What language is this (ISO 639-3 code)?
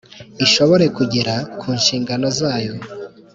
kin